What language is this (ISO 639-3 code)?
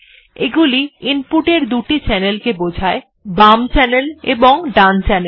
ben